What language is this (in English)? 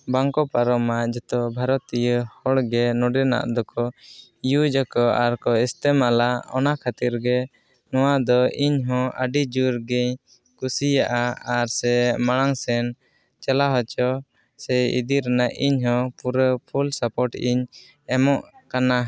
Santali